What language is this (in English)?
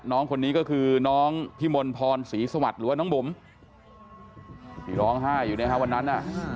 Thai